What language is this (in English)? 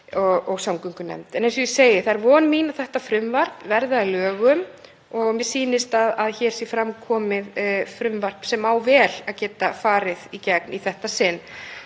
Icelandic